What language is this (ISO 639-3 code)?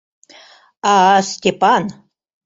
chm